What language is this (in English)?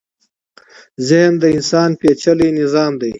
Pashto